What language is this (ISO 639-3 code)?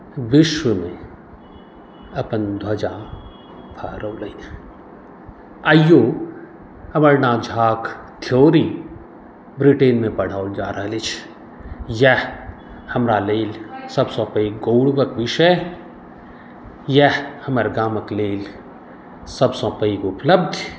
mai